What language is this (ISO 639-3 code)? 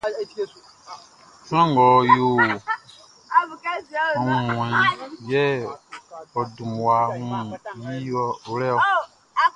bci